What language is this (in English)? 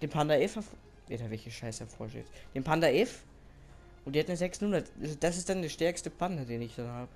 German